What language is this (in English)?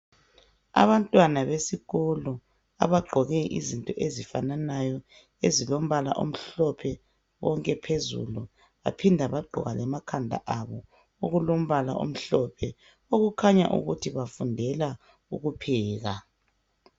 North Ndebele